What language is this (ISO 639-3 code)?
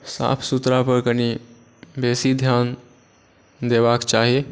mai